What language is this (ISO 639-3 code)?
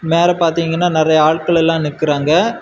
tam